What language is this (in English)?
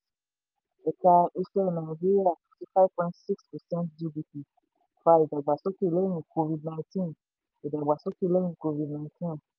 Yoruba